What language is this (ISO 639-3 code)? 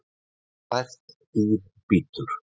isl